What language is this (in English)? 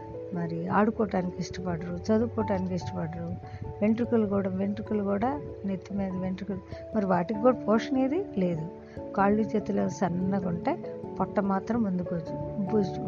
Telugu